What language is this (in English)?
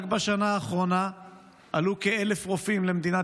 Hebrew